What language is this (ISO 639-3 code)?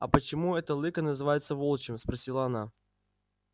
rus